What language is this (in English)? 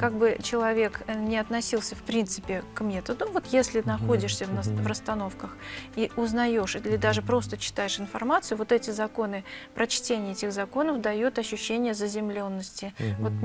Russian